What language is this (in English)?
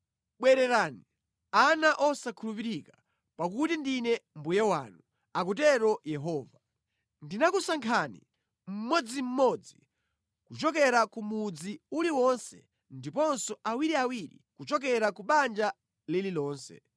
Nyanja